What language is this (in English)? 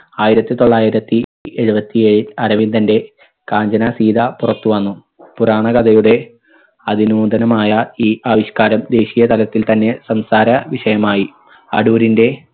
Malayalam